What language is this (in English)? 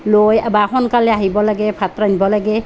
Assamese